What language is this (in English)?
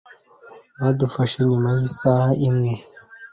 Kinyarwanda